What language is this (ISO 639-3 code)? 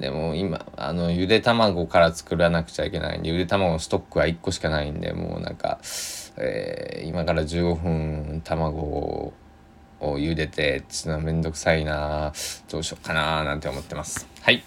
jpn